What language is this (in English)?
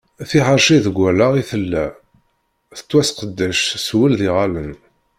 Kabyle